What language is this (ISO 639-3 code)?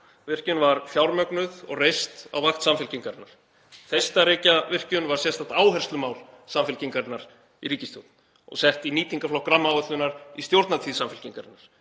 isl